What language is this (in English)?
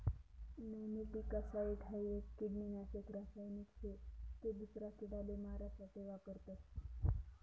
Marathi